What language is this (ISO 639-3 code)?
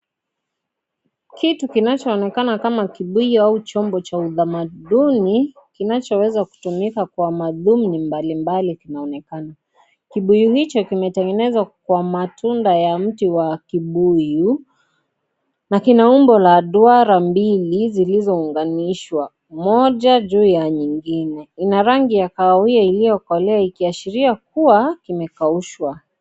swa